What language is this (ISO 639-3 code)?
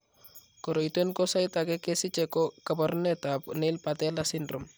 kln